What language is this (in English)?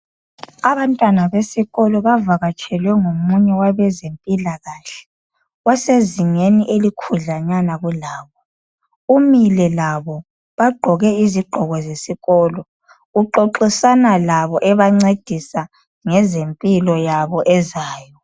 North Ndebele